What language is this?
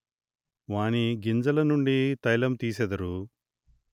Telugu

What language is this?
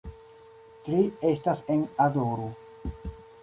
Esperanto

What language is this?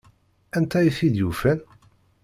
Kabyle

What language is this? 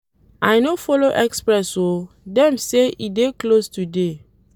Nigerian Pidgin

